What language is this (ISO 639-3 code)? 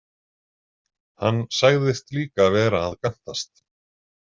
isl